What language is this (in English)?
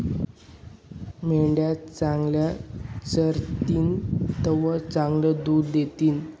Marathi